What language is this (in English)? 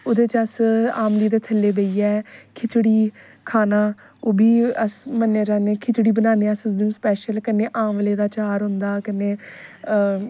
Dogri